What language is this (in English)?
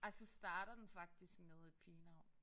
Danish